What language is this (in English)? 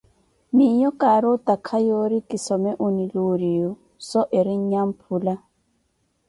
Koti